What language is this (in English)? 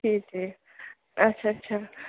Kashmiri